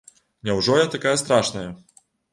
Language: Belarusian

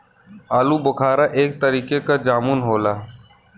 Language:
Bhojpuri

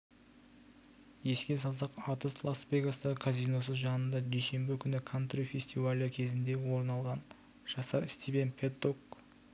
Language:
Kazakh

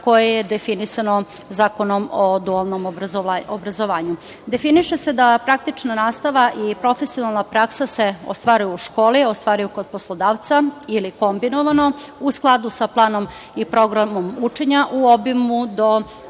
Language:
Serbian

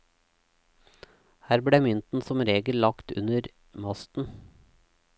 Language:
Norwegian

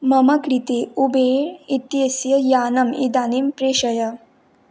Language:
Sanskrit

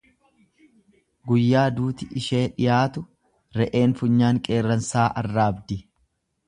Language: Oromo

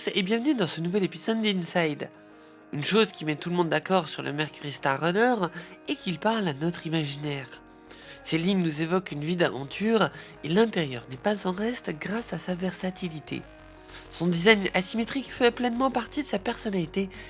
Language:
French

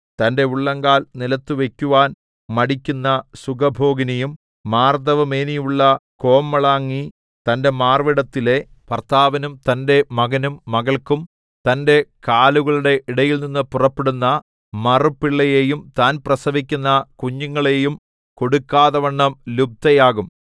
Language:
Malayalam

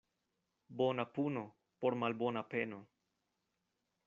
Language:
Esperanto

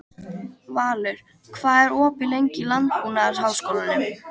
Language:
Icelandic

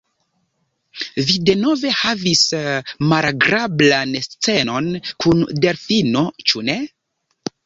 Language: Esperanto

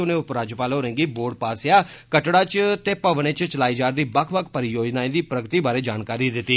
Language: Dogri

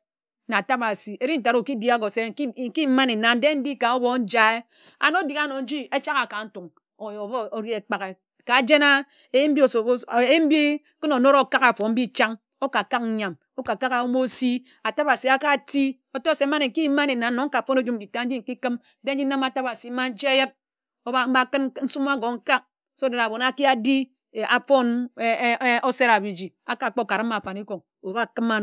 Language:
Ejagham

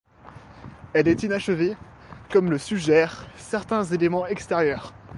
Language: French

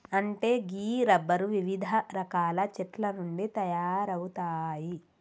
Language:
Telugu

